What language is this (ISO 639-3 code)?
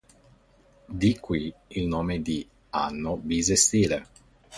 ita